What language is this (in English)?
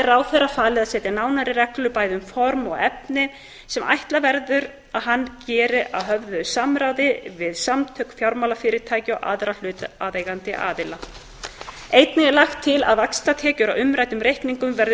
Icelandic